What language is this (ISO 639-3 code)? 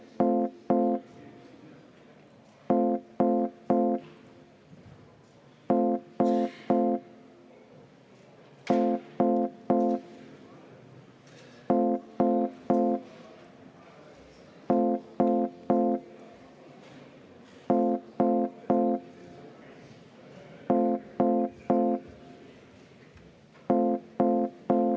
est